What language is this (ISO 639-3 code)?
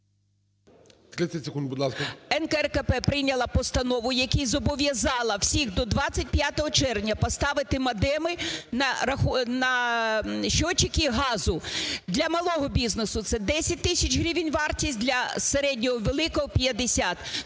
ukr